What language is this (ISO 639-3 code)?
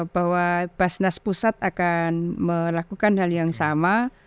ind